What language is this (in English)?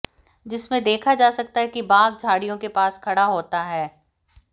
Hindi